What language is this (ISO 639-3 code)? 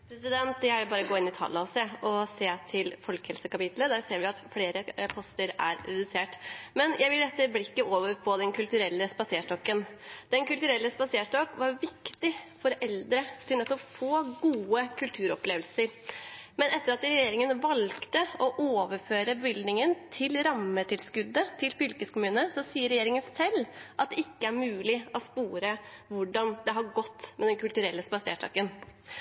nob